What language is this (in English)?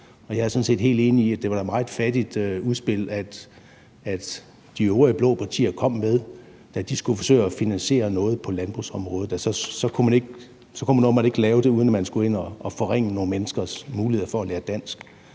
Danish